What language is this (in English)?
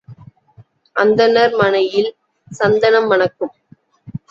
Tamil